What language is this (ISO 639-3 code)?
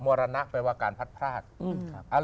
tha